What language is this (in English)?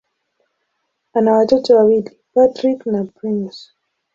Swahili